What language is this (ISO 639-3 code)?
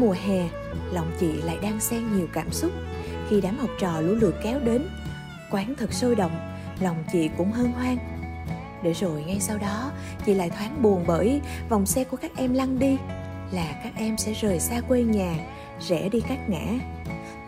vie